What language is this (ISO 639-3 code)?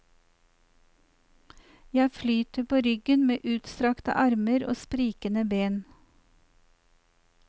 nor